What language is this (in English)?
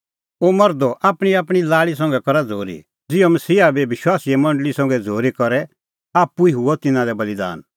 Kullu Pahari